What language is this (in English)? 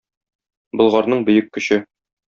Tatar